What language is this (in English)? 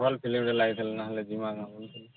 Odia